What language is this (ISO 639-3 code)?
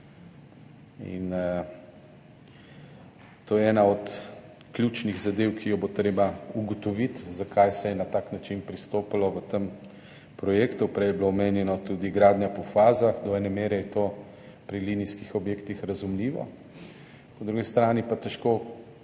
slv